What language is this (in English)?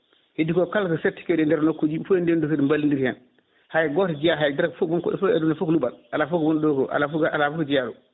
Fula